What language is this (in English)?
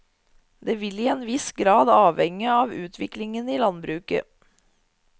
Norwegian